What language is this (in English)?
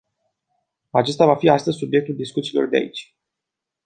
Romanian